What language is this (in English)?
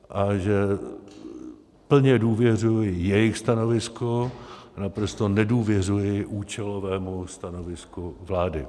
Czech